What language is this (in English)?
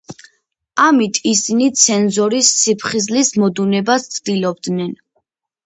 Georgian